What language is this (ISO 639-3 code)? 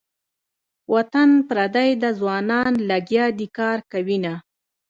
pus